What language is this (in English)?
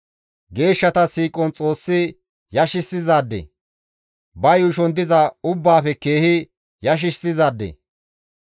Gamo